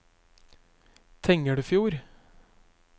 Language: Norwegian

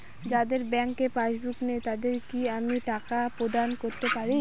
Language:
Bangla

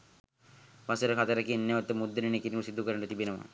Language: Sinhala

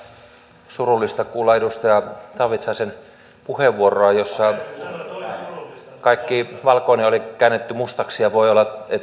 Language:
Finnish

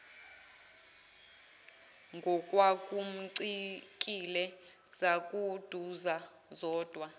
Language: Zulu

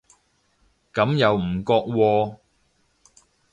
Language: Cantonese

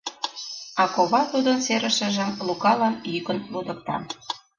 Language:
Mari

